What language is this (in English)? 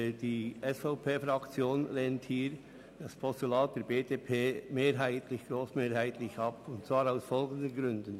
Swiss German